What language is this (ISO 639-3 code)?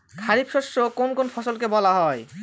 ben